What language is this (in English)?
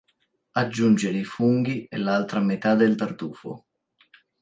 Italian